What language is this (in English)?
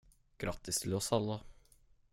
Swedish